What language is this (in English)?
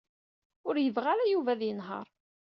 Kabyle